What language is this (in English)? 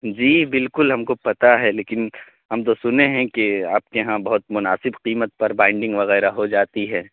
Urdu